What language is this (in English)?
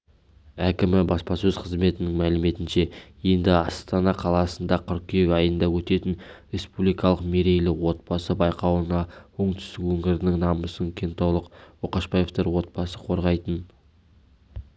Kazakh